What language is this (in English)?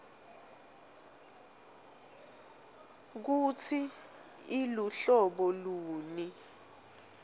Swati